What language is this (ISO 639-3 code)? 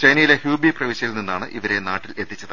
mal